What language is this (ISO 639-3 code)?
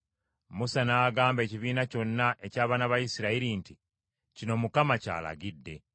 lug